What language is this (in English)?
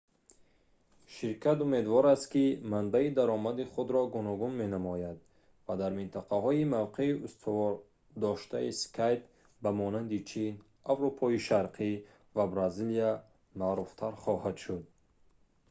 Tajik